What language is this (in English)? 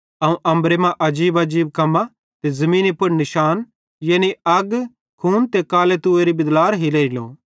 Bhadrawahi